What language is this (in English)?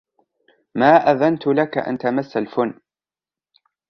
Arabic